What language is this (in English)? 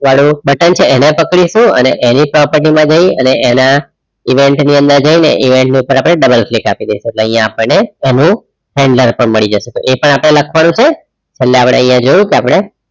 Gujarati